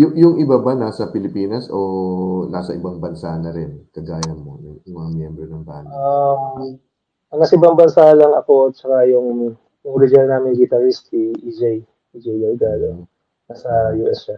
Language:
Filipino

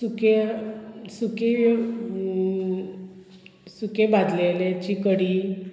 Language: Konkani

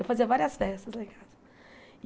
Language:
Portuguese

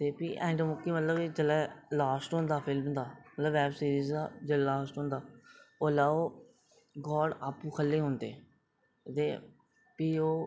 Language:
Dogri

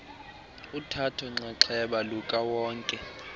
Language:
Xhosa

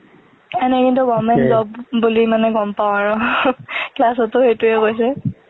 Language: Assamese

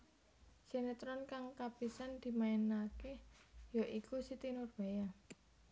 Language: Javanese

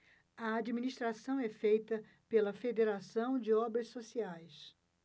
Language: Portuguese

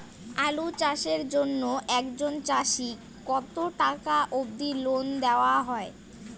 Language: Bangla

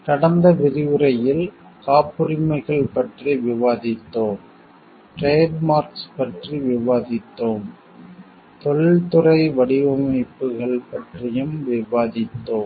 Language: Tamil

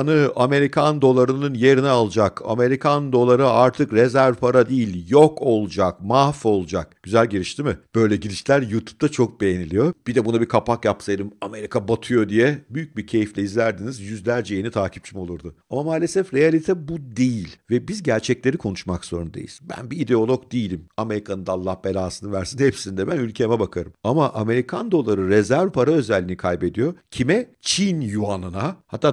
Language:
Turkish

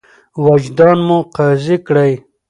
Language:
Pashto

